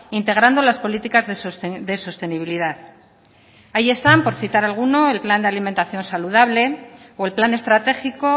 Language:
Spanish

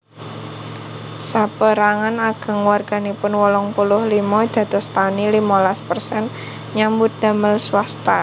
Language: Javanese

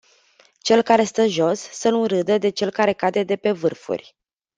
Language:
Romanian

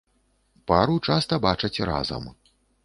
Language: Belarusian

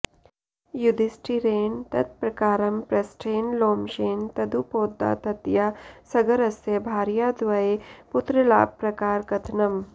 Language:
Sanskrit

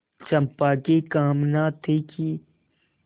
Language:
Hindi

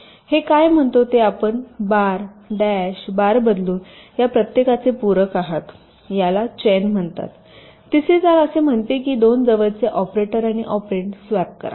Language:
Marathi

